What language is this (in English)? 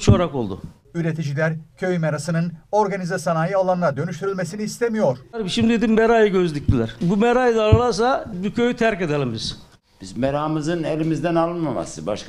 Turkish